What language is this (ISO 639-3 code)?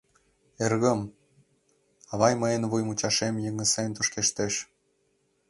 chm